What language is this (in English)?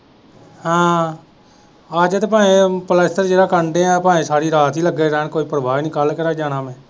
Punjabi